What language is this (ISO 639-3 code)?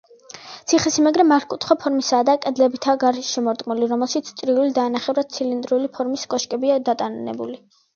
kat